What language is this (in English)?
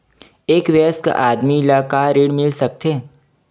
Chhattisgarhi